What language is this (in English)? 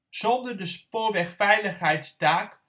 Dutch